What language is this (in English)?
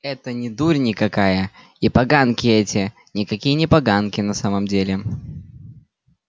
Russian